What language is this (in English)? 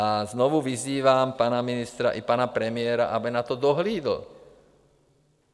Czech